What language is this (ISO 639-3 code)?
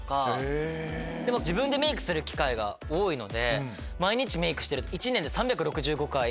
jpn